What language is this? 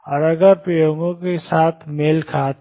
Hindi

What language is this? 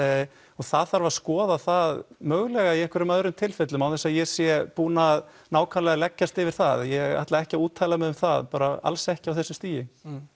Icelandic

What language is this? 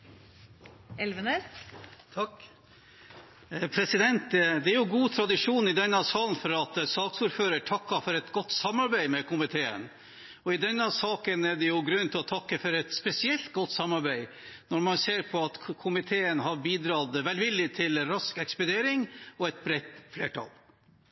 Norwegian Bokmål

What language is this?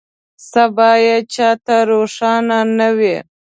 Pashto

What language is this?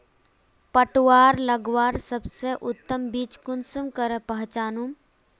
Magahi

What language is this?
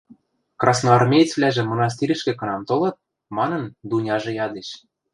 Western Mari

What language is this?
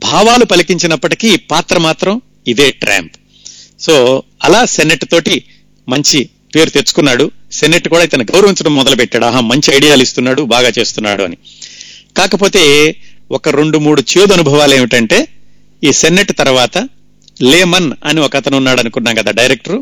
Telugu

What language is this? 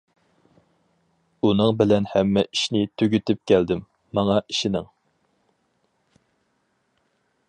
Uyghur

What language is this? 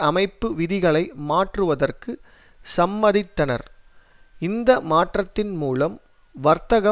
Tamil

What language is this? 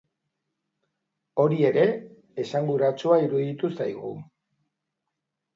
Basque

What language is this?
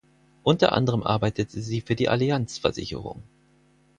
German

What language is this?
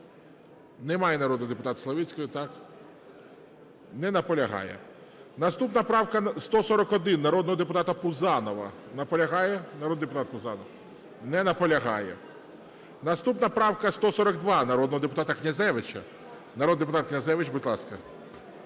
Ukrainian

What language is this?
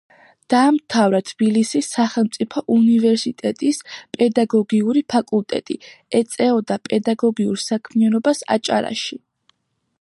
Georgian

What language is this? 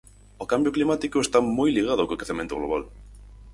Galician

